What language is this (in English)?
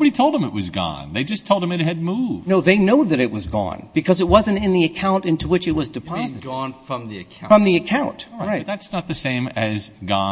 English